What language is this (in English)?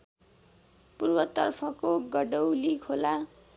Nepali